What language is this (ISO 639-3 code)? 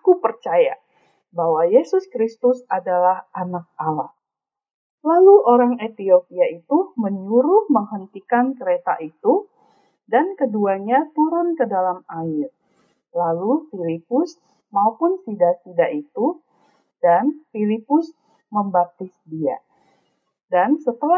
ind